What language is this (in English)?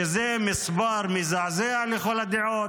Hebrew